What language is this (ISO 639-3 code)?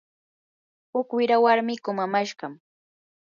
qur